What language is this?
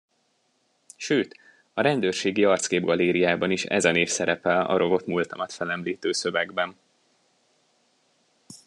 Hungarian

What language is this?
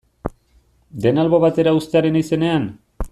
Basque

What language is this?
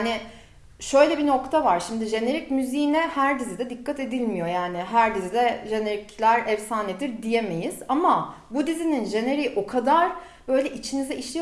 Turkish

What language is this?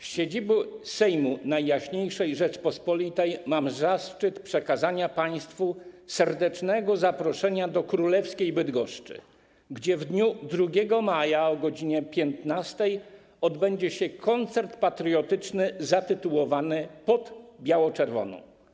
Polish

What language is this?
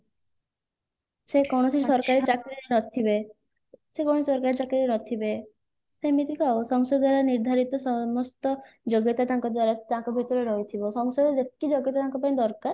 Odia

